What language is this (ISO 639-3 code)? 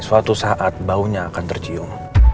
ind